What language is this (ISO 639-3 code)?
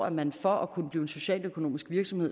dan